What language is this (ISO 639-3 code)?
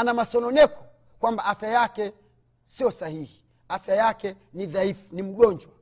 swa